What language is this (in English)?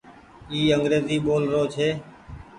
Goaria